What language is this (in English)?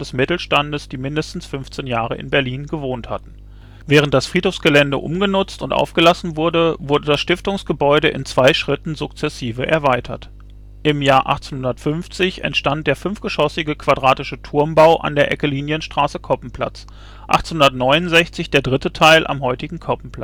German